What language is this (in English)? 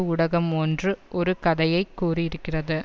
Tamil